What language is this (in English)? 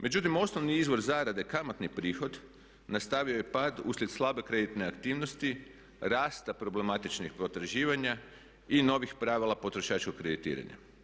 Croatian